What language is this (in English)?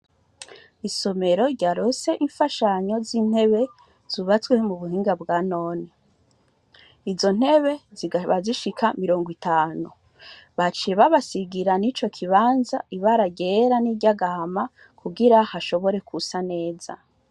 Rundi